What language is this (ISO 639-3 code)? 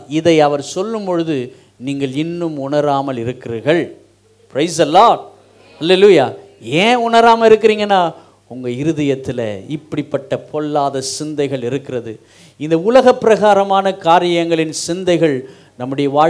tam